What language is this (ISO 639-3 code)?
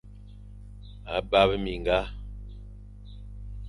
fan